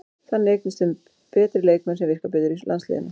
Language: Icelandic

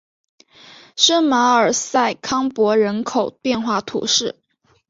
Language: Chinese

